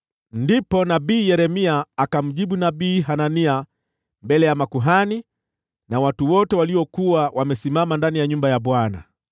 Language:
Swahili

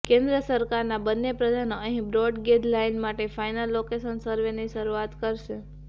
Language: Gujarati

